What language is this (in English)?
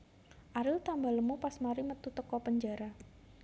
Javanese